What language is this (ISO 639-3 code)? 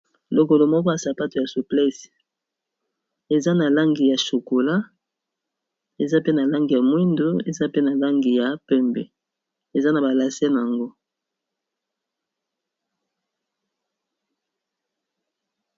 lin